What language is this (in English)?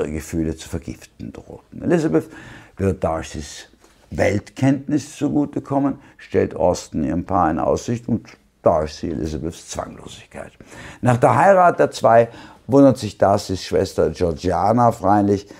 German